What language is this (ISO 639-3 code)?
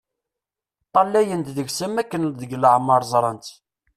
kab